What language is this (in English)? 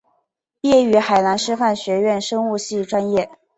Chinese